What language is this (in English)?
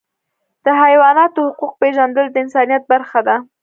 Pashto